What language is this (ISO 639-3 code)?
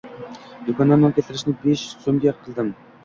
uzb